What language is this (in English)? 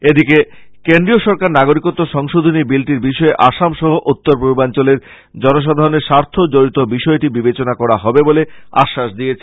Bangla